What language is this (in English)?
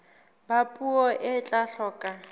Southern Sotho